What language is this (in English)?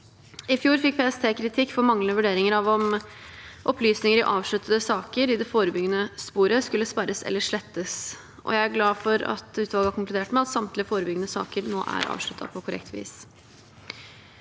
Norwegian